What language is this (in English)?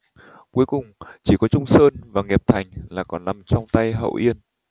Vietnamese